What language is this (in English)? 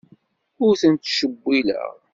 Kabyle